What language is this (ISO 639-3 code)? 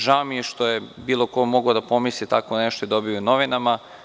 srp